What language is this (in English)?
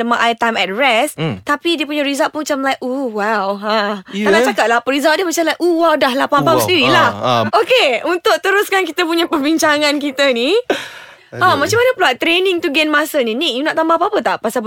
Malay